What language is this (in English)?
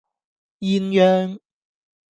Cantonese